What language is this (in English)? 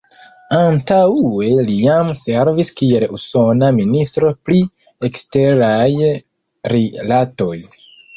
Esperanto